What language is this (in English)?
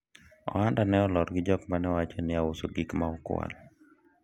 Luo (Kenya and Tanzania)